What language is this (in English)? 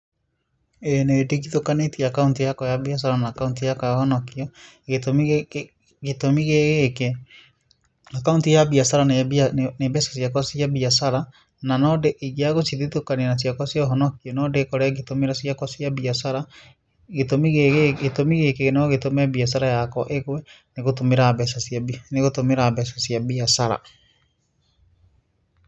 Kikuyu